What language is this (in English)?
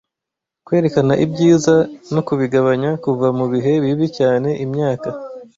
Kinyarwanda